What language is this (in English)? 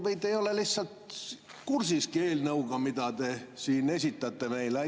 Estonian